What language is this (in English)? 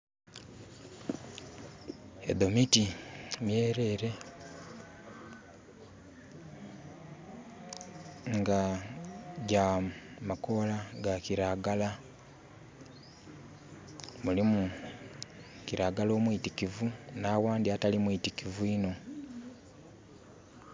Soga